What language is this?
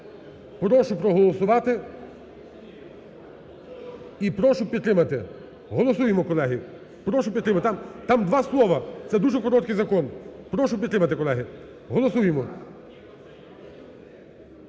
Ukrainian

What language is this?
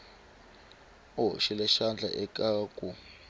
Tsonga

